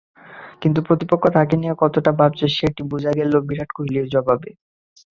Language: Bangla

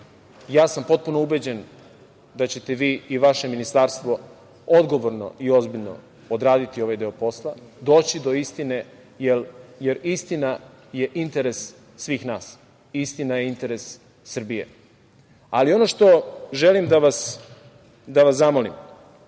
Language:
Serbian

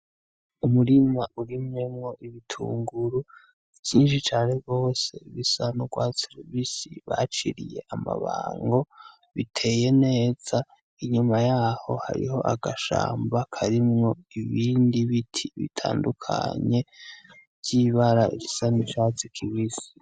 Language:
Rundi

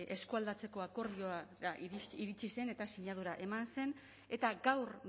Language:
Basque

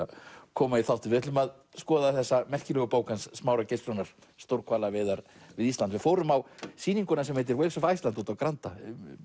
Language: Icelandic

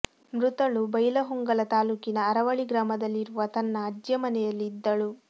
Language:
Kannada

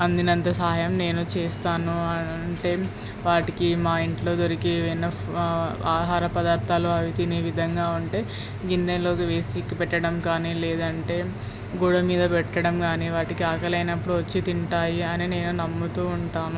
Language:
Telugu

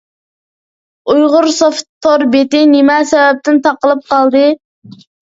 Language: Uyghur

